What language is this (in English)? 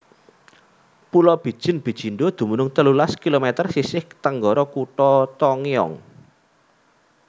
Javanese